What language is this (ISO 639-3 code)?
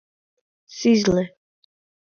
chm